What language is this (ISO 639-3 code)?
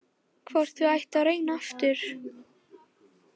isl